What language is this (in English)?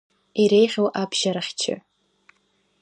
Abkhazian